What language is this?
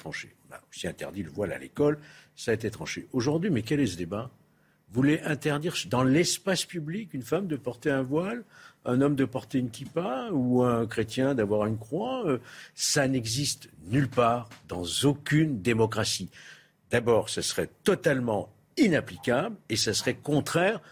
French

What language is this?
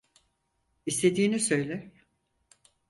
Turkish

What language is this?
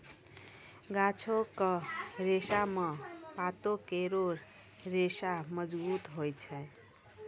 Maithili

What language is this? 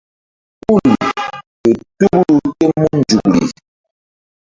Mbum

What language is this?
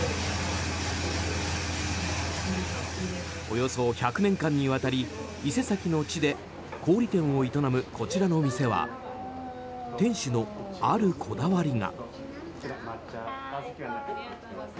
Japanese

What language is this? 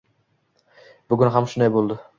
Uzbek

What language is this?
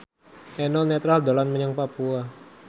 Javanese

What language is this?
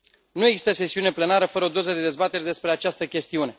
Romanian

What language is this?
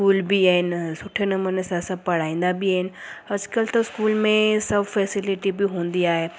Sindhi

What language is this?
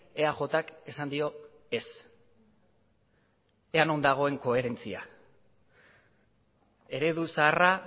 Basque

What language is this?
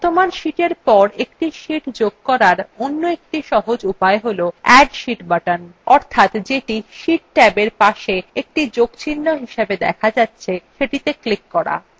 Bangla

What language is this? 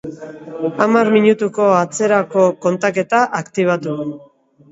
Basque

